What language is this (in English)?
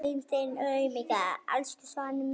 Icelandic